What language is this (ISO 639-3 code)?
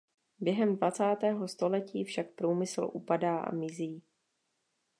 ces